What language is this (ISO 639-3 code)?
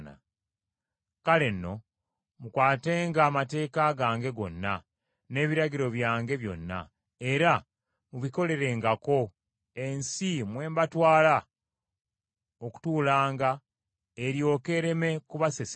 lug